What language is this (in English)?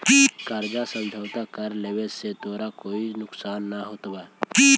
Magahi